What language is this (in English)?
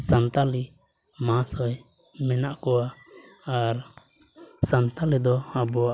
Santali